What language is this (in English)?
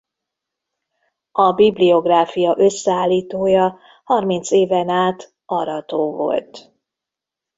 Hungarian